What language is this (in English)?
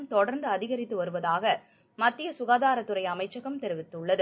Tamil